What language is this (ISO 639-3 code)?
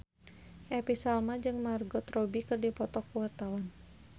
sun